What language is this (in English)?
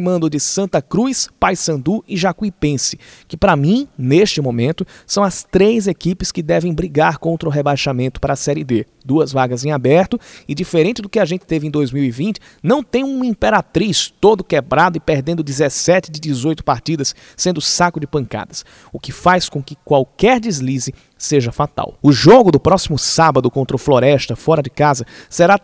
Portuguese